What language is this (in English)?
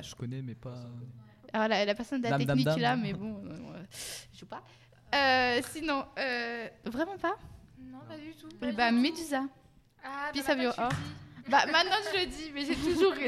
French